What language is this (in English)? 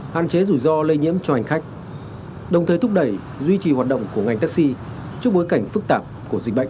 Vietnamese